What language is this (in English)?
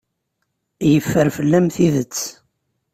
Kabyle